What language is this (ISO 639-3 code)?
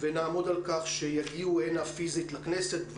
heb